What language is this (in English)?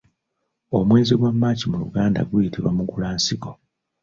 Ganda